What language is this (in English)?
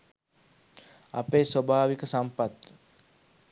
Sinhala